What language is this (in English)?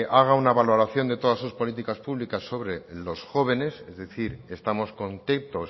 Spanish